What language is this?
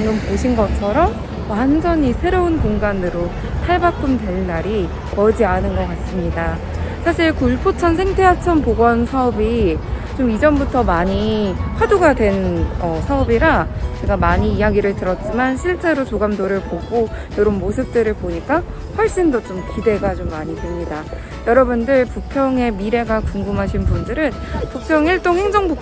Korean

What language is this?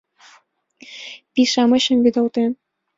Mari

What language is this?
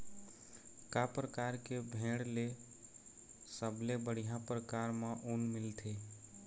Chhattisgarhi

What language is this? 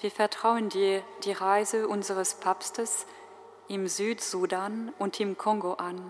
German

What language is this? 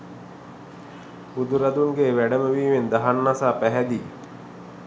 Sinhala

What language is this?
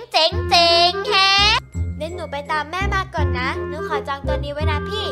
Thai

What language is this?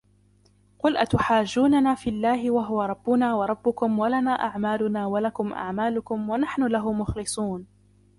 Arabic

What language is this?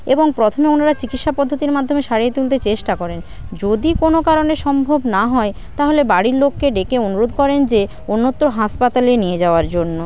Bangla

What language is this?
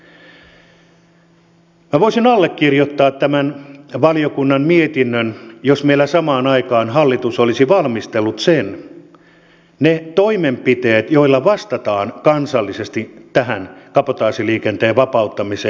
Finnish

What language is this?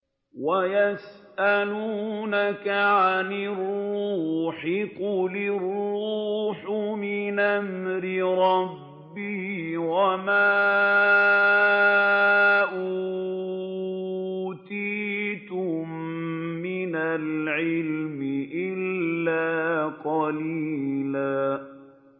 Arabic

